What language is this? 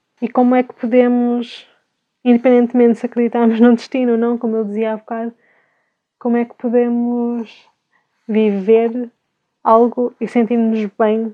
Portuguese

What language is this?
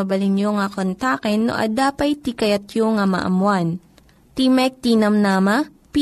Filipino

